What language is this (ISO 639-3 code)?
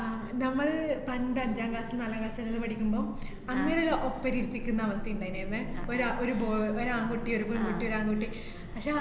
mal